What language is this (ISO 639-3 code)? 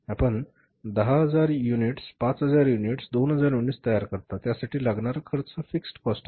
mar